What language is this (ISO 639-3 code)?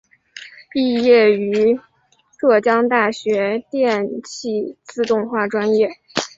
zho